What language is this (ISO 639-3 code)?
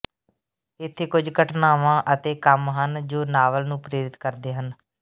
pan